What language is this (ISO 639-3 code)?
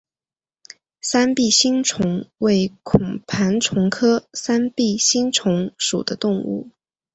zho